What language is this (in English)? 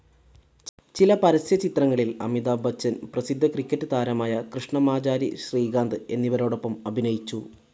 Malayalam